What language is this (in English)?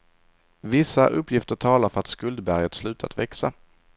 Swedish